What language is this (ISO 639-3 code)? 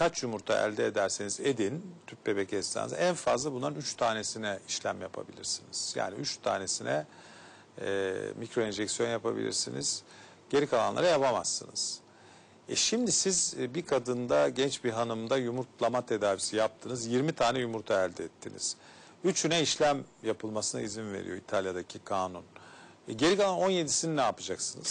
tur